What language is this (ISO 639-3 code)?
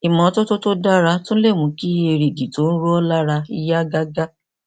yor